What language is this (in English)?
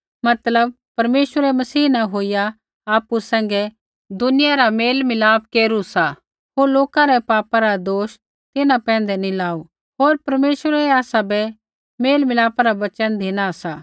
Kullu Pahari